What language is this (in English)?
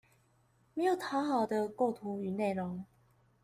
Chinese